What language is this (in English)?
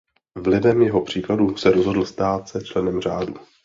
Czech